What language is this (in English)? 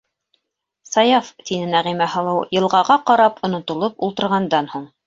Bashkir